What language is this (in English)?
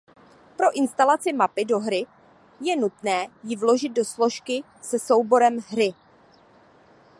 Czech